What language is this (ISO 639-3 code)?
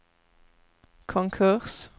swe